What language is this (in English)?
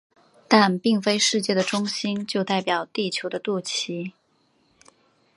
Chinese